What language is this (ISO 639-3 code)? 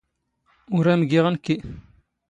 zgh